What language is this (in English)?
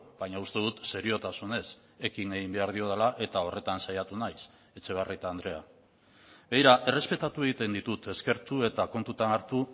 Basque